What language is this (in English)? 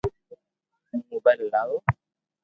Loarki